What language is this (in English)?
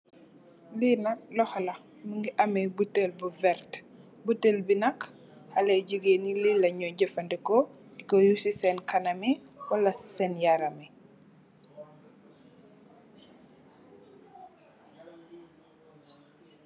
Wolof